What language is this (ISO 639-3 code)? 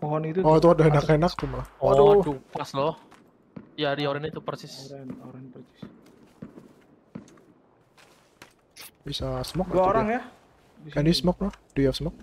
ind